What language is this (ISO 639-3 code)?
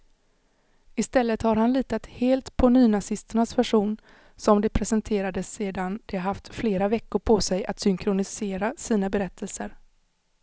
swe